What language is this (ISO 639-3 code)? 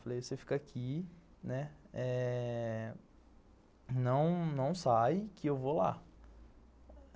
por